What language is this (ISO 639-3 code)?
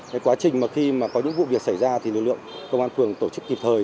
vie